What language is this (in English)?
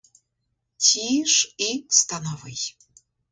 Ukrainian